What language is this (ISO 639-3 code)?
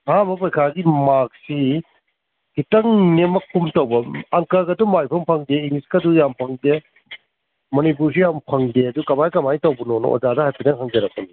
mni